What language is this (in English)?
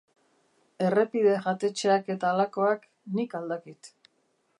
Basque